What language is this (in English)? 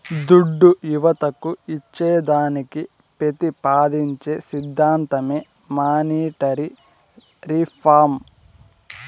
Telugu